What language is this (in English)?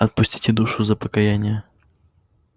Russian